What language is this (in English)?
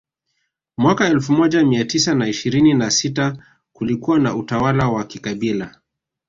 Swahili